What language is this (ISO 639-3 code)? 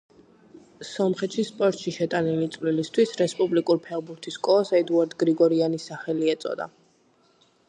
kat